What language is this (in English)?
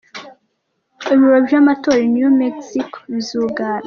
Kinyarwanda